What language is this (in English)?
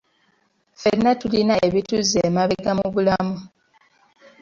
Ganda